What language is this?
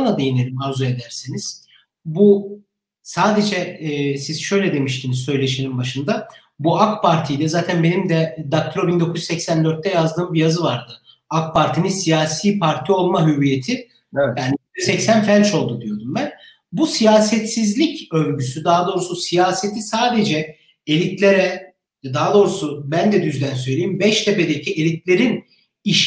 Turkish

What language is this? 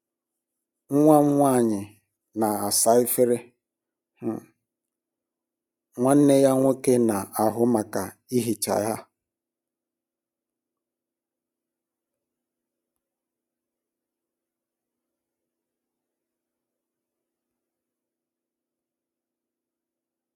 Igbo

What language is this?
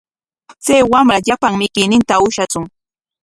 Corongo Ancash Quechua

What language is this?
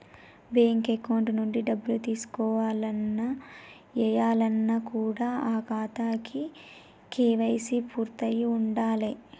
Telugu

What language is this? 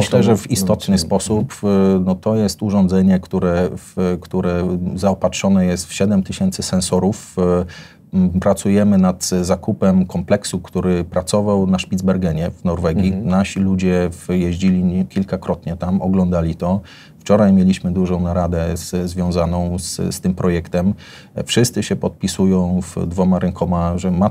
Polish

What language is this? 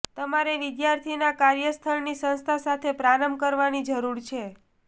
Gujarati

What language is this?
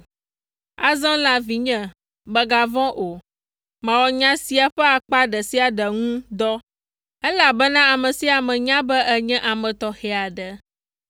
Ewe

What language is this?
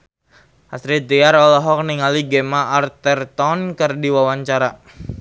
Sundanese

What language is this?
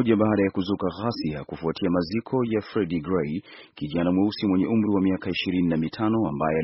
Swahili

